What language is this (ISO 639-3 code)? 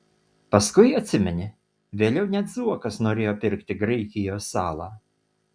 lit